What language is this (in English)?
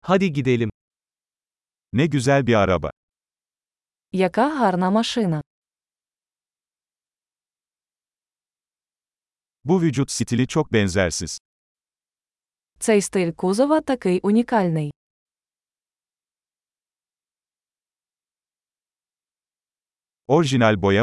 Turkish